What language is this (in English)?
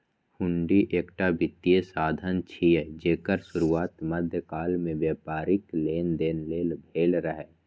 Maithili